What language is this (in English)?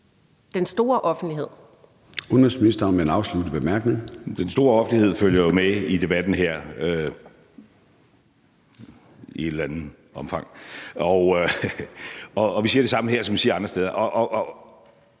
Danish